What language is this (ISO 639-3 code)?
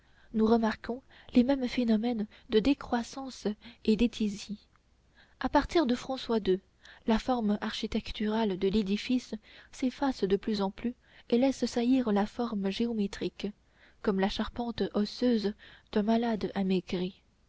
fra